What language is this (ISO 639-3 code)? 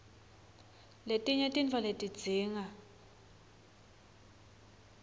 ssw